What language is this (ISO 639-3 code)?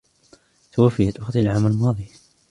ara